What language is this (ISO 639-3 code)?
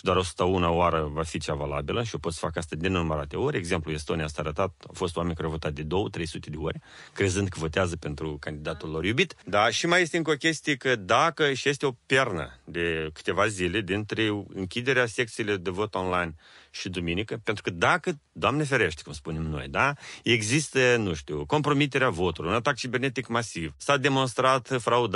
ron